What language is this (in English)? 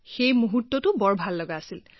Assamese